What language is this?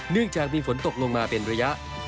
Thai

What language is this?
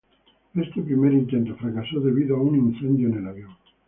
Spanish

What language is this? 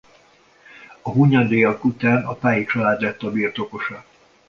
Hungarian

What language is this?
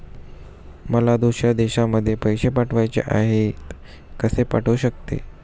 Marathi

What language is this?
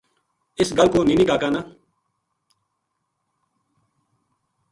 Gujari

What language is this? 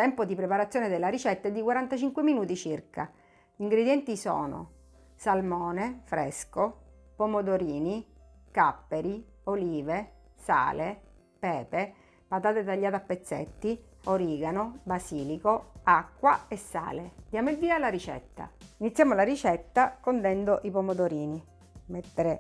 Italian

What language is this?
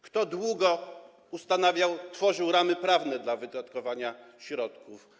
Polish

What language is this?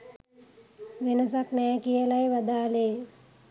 Sinhala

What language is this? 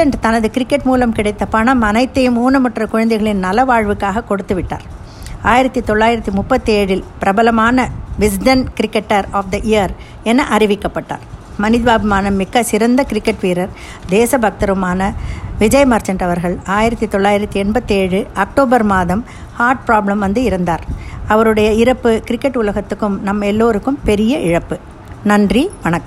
Tamil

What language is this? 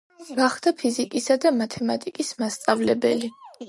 Georgian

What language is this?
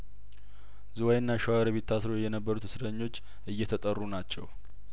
Amharic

